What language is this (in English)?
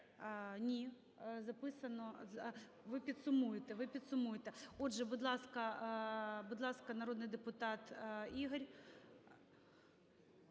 Ukrainian